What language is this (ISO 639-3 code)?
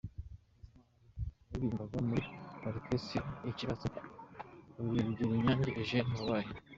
kin